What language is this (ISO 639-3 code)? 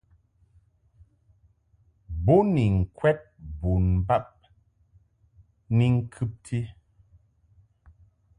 mhk